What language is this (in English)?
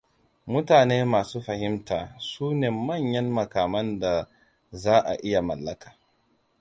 Hausa